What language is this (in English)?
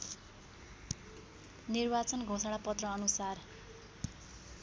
Nepali